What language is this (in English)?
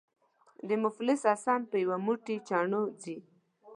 Pashto